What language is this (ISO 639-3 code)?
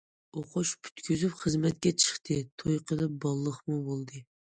uig